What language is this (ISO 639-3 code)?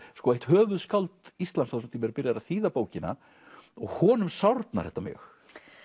isl